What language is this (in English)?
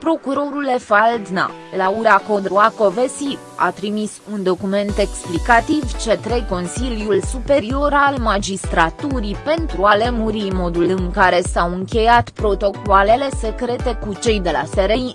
Romanian